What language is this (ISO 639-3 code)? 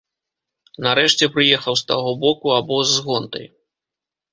bel